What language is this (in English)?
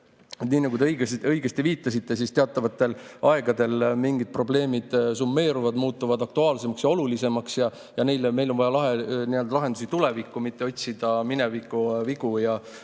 Estonian